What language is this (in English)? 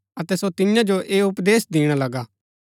Gaddi